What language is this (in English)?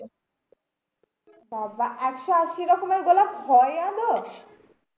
Bangla